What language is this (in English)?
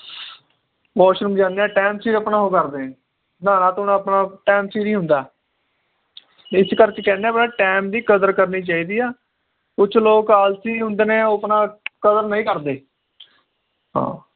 Punjabi